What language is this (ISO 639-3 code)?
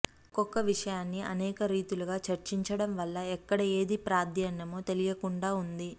tel